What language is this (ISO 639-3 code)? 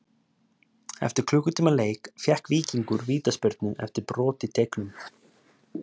isl